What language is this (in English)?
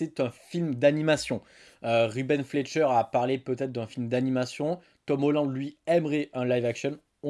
French